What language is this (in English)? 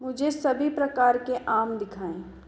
Hindi